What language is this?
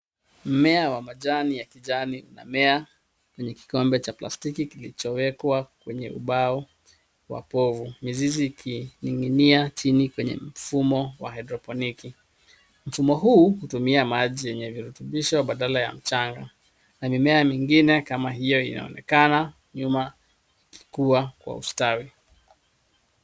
Swahili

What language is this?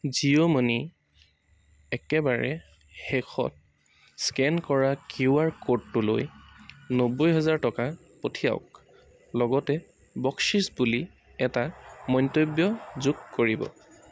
Assamese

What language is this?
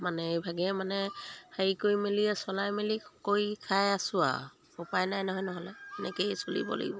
Assamese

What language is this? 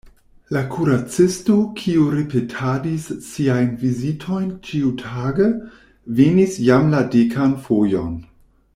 Esperanto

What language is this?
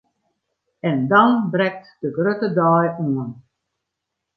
Western Frisian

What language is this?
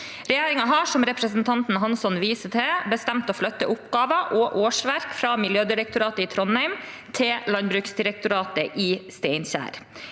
Norwegian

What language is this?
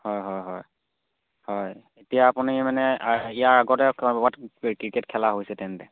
Assamese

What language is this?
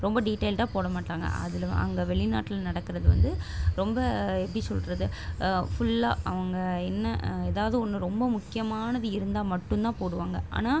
Tamil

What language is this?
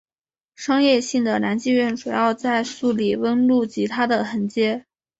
Chinese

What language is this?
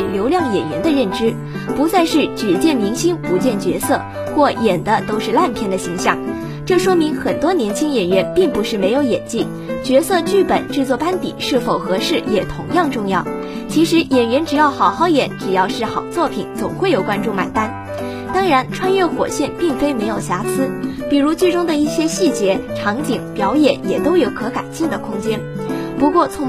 Chinese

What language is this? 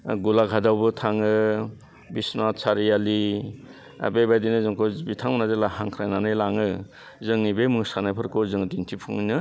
Bodo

